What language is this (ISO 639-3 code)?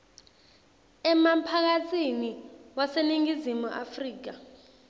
ssw